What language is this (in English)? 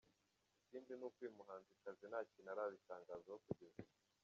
Kinyarwanda